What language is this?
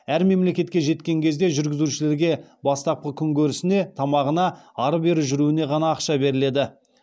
Kazakh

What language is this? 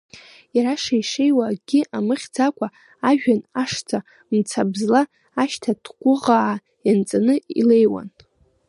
Abkhazian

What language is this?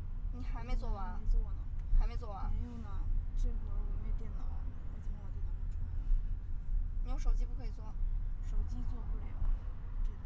Chinese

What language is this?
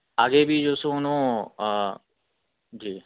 Urdu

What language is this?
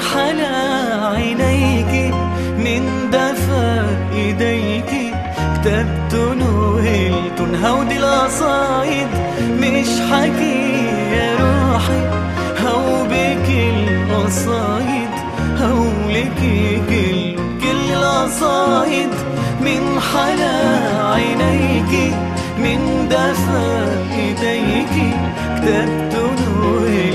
Arabic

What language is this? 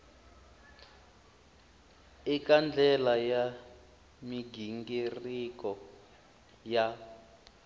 Tsonga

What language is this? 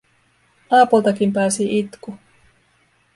Finnish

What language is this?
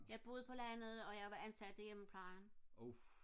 Danish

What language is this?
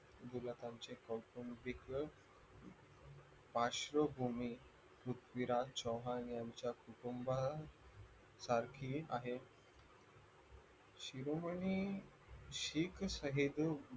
Marathi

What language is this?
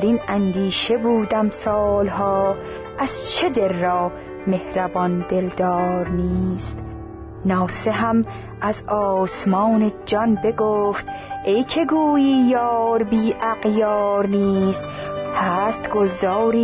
Persian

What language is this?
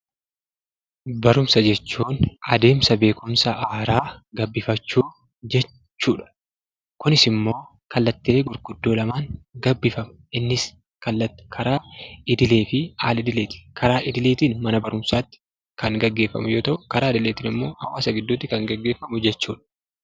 Oromo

